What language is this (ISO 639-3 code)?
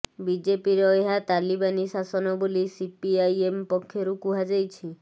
ori